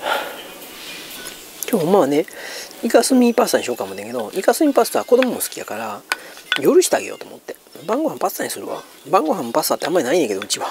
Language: Japanese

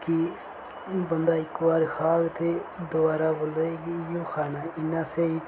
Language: Dogri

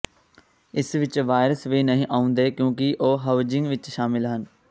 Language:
Punjabi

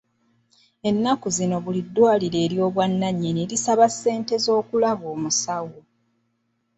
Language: Ganda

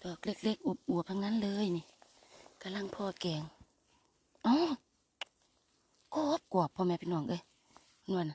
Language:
Thai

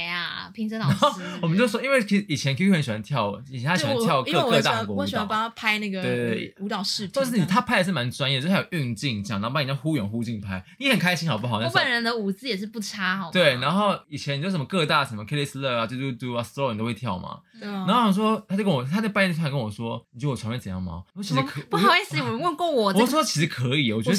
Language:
Chinese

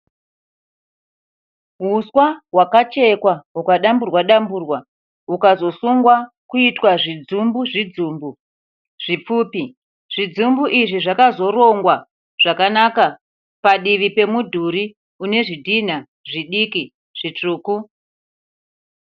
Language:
Shona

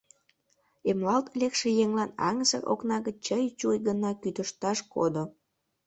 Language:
Mari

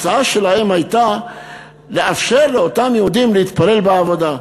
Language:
Hebrew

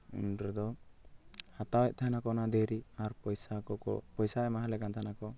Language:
Santali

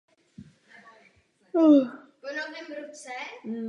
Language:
Czech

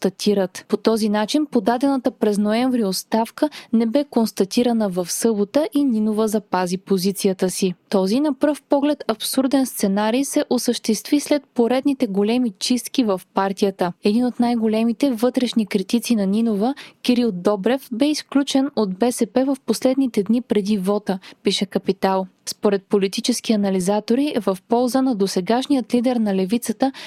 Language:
Bulgarian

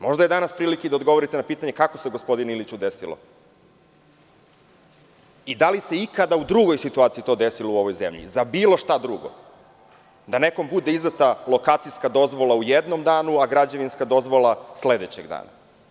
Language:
Serbian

